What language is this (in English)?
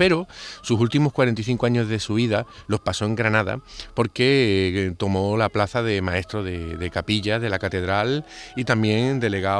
Spanish